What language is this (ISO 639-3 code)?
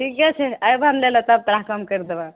mai